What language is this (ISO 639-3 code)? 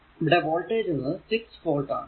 mal